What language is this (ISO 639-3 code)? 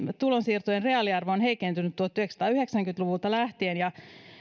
fin